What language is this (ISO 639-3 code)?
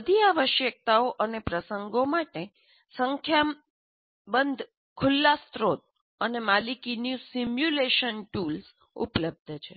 guj